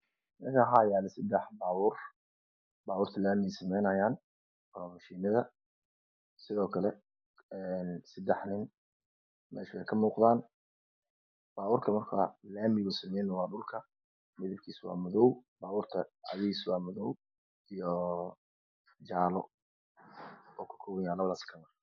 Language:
Somali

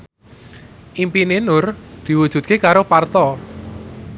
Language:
Javanese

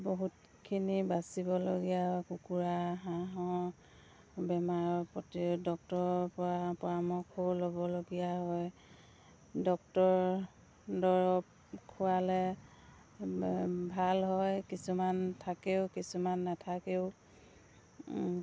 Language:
Assamese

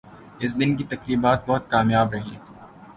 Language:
Urdu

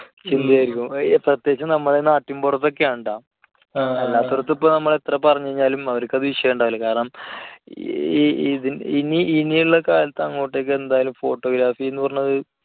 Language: Malayalam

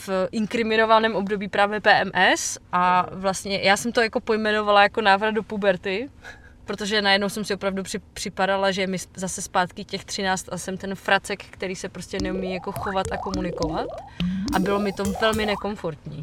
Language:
Czech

